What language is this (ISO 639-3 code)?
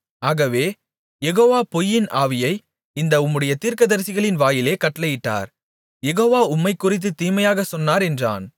tam